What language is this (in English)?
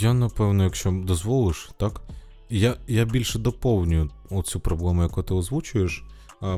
Ukrainian